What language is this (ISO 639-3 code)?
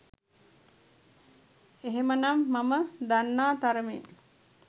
sin